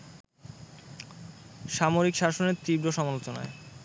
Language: Bangla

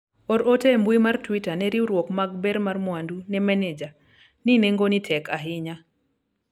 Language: Luo (Kenya and Tanzania)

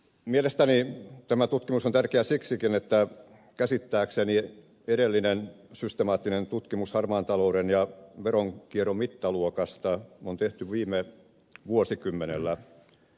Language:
Finnish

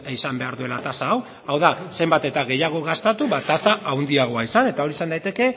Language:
Basque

